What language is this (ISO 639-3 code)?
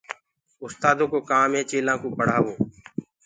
ggg